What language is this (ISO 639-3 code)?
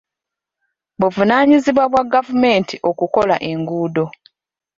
lug